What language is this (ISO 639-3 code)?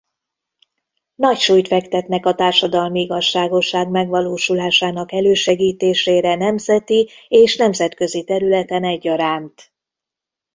hun